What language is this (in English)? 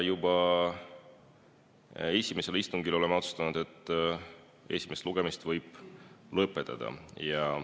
Estonian